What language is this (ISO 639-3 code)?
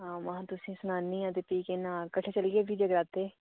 doi